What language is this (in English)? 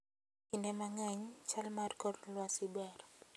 Luo (Kenya and Tanzania)